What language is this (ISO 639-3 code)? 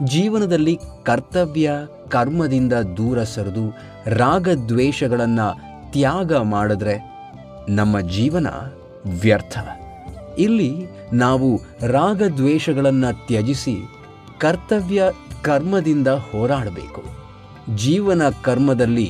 kan